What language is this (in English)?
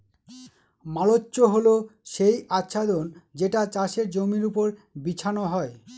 Bangla